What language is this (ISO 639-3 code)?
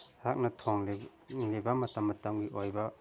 mni